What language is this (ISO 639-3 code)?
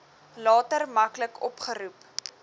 afr